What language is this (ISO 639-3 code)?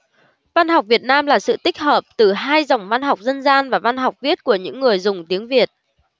vie